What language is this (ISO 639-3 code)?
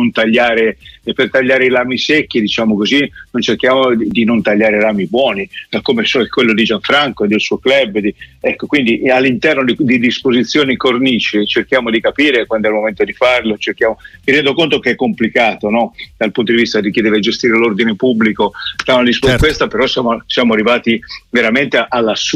ita